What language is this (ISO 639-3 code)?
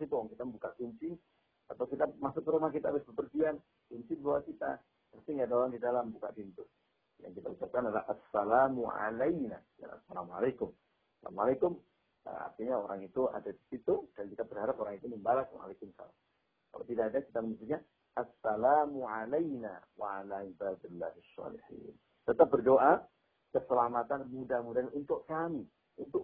ind